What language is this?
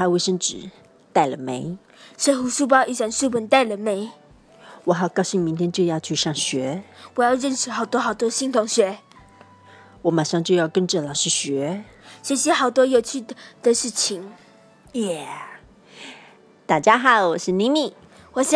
Chinese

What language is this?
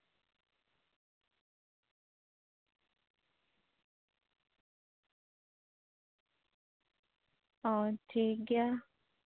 Santali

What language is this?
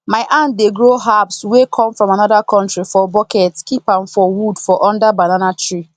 Nigerian Pidgin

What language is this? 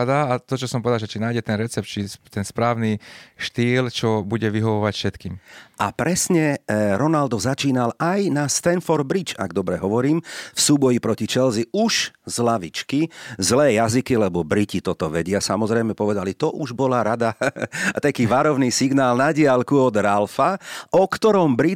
Slovak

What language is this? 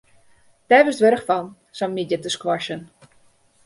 Western Frisian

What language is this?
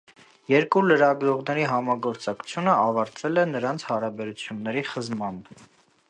Armenian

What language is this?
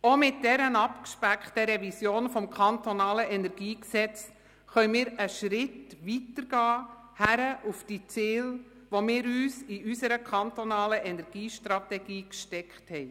Swiss German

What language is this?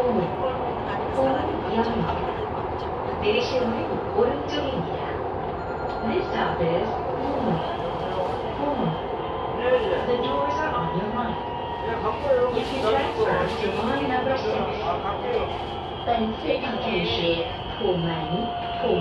Korean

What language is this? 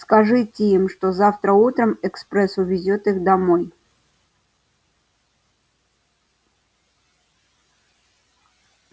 Russian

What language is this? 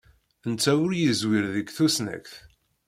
Kabyle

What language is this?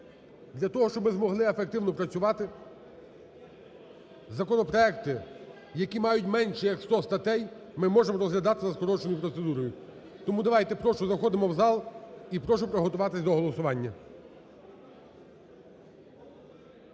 Ukrainian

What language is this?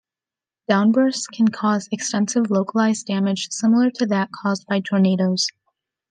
English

